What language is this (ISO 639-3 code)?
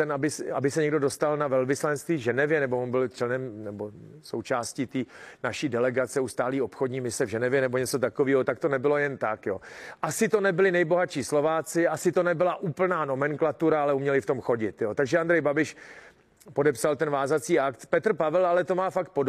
ces